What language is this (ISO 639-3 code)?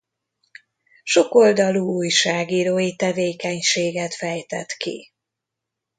hun